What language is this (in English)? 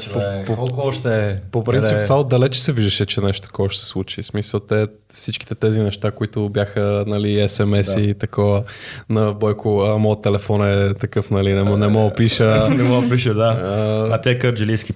Bulgarian